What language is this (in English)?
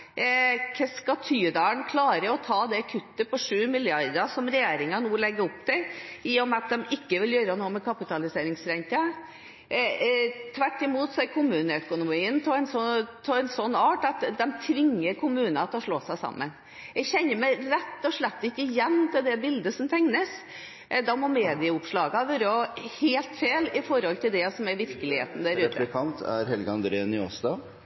Norwegian